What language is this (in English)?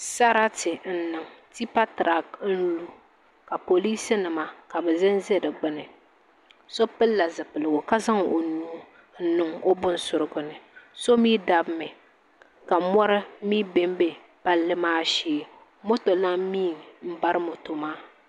Dagbani